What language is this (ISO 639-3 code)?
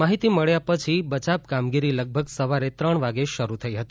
guj